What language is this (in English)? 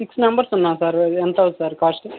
Telugu